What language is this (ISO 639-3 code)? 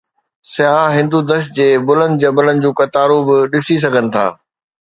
snd